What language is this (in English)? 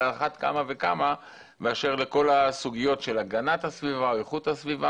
Hebrew